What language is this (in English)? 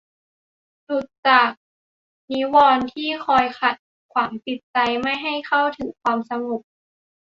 Thai